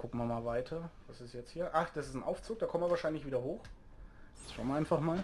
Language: German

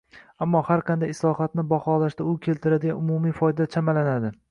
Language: Uzbek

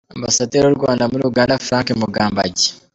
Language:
Kinyarwanda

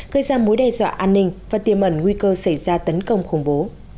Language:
Vietnamese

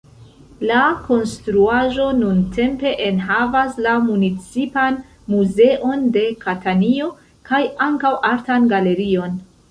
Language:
Esperanto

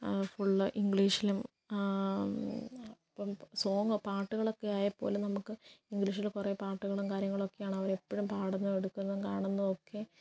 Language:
Malayalam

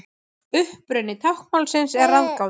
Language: Icelandic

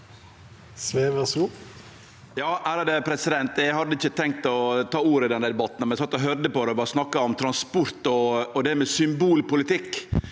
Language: Norwegian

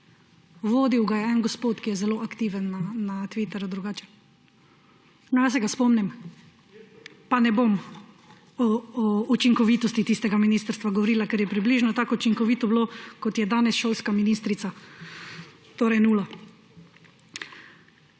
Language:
Slovenian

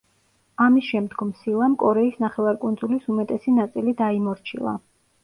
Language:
Georgian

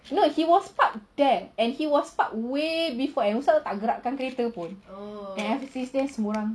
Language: English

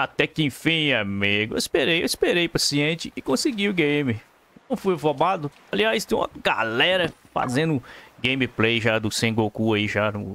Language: Portuguese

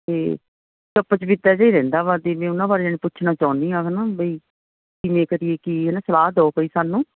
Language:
Punjabi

